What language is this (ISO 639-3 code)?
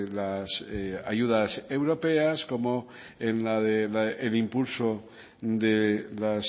spa